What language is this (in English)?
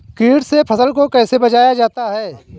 Hindi